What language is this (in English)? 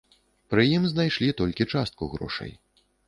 Belarusian